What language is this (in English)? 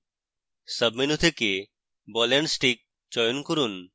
Bangla